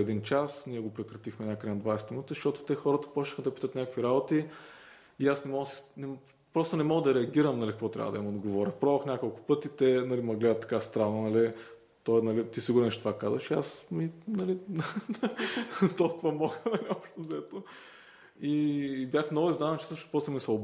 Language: Bulgarian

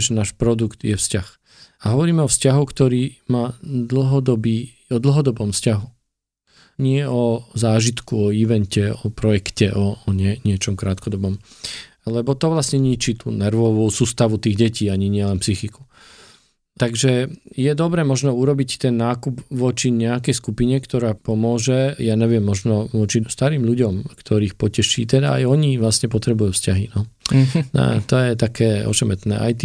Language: Slovak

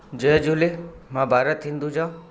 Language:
Sindhi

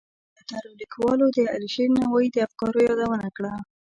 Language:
Pashto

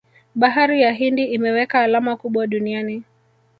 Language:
Swahili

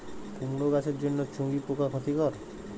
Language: Bangla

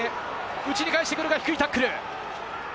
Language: Japanese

